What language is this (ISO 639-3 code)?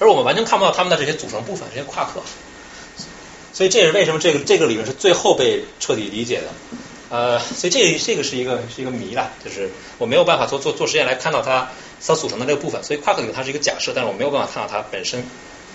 zho